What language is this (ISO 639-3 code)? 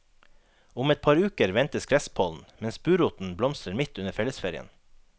nor